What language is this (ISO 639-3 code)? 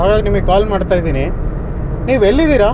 kan